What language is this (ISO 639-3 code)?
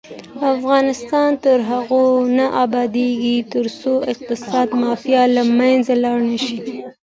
pus